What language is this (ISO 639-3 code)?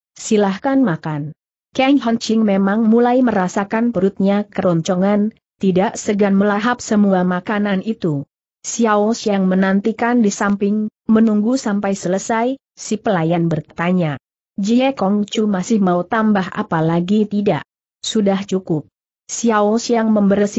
ind